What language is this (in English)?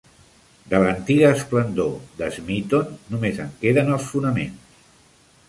Catalan